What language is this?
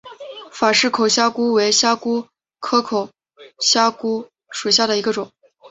Chinese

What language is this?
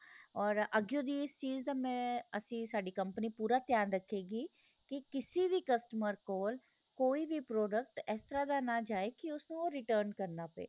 Punjabi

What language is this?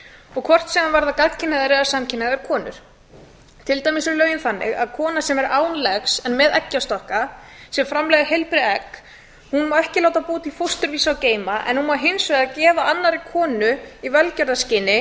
Icelandic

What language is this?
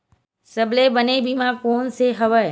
Chhattisgarhi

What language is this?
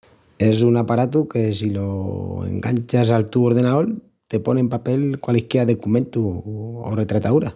Extremaduran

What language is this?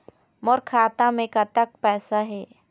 Chhattisgarhi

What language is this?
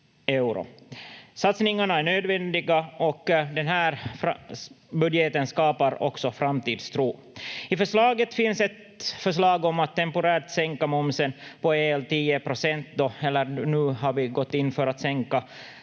Finnish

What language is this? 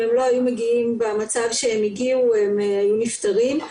Hebrew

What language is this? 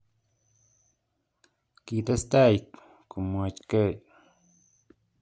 Kalenjin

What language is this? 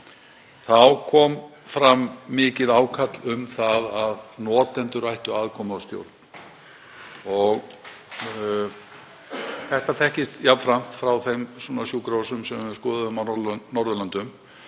Icelandic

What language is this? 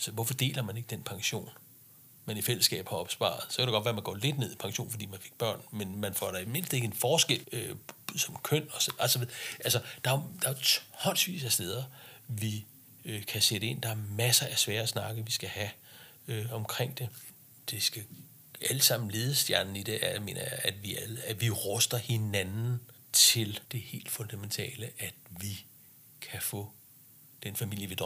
Danish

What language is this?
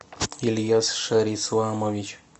Russian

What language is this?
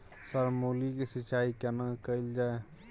Maithili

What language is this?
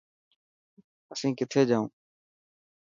Dhatki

